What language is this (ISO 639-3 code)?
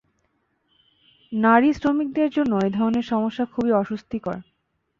ben